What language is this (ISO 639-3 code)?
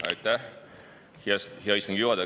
est